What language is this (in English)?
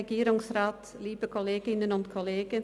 Swiss German